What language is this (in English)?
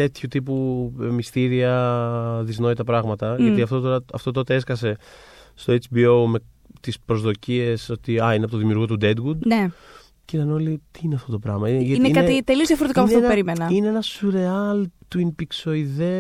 Greek